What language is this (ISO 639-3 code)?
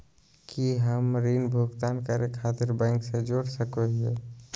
mag